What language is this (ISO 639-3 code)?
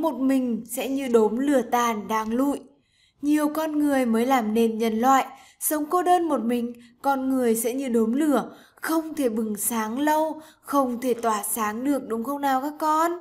vie